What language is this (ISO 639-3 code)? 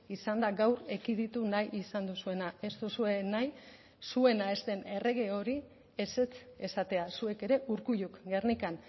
eus